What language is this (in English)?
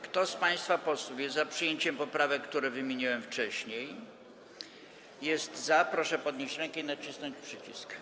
Polish